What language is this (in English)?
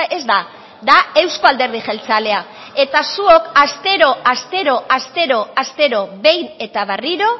Basque